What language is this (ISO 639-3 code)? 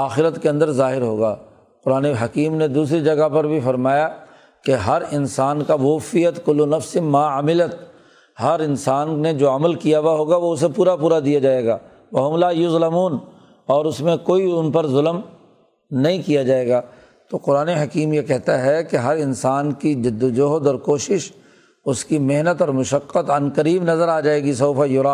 urd